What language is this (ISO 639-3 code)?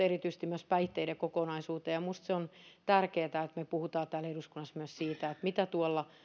fin